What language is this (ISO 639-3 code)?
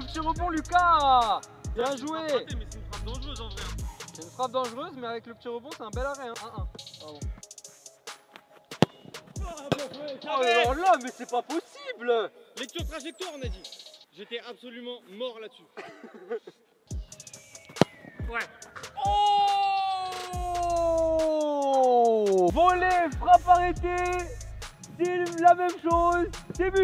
fra